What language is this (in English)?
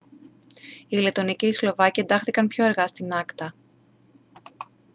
Greek